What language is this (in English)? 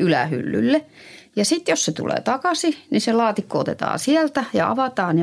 Finnish